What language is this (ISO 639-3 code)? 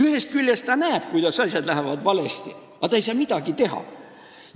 est